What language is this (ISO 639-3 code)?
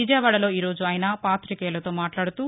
tel